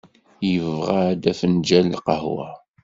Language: Kabyle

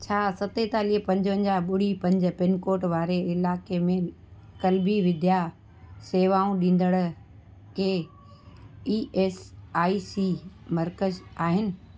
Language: Sindhi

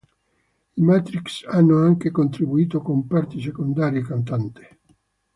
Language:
Italian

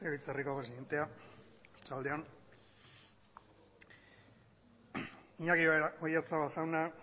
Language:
Basque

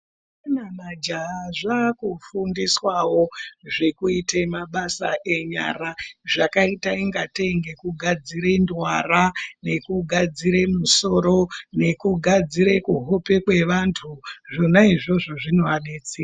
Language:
Ndau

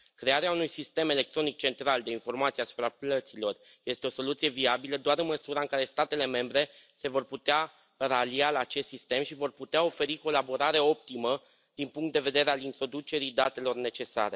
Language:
Romanian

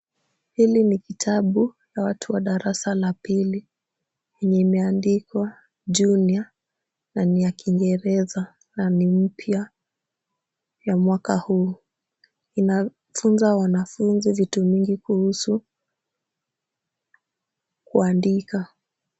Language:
Swahili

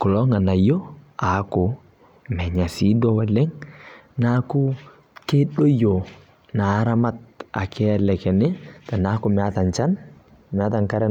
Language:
Masai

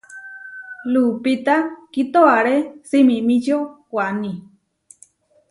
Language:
Huarijio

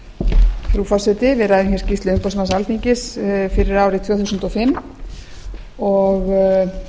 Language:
Icelandic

